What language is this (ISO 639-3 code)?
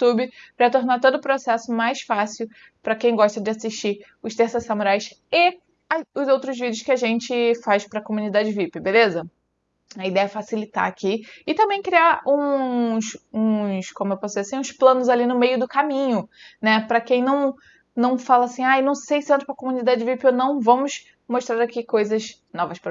por